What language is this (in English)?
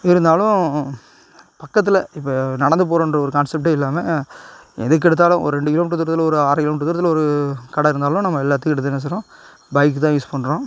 Tamil